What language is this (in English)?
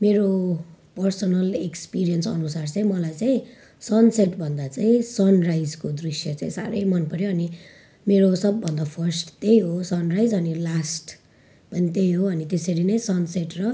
Nepali